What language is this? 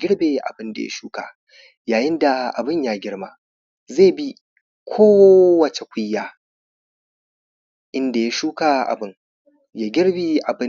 Hausa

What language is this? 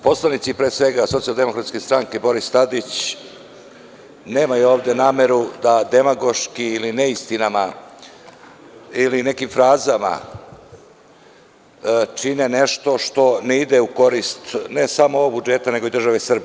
Serbian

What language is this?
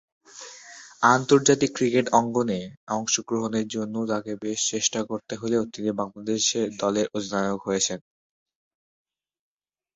Bangla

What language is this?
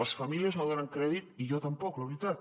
Catalan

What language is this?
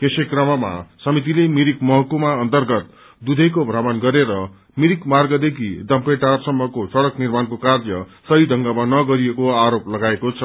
Nepali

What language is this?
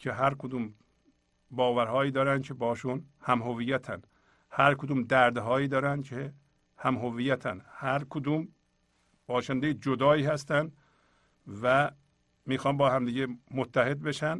Persian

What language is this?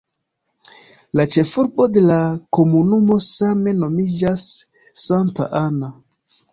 Esperanto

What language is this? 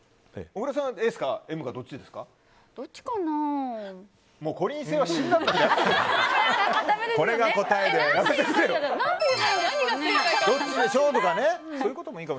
Japanese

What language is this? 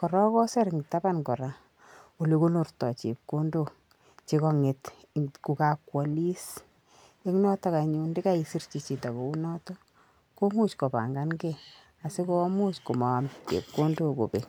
Kalenjin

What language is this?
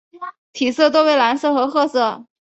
Chinese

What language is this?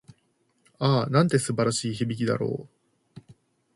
Japanese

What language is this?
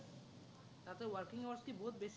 Assamese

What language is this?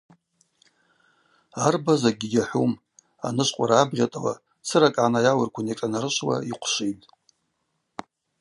Abaza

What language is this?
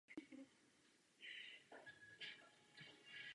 Czech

